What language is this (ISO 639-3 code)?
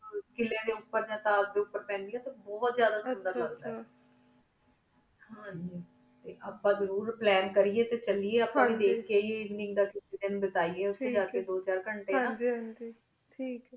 pan